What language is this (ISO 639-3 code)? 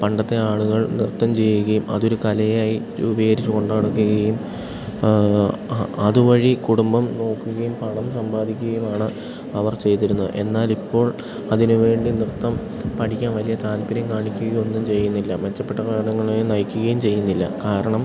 mal